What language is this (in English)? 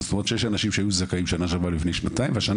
Hebrew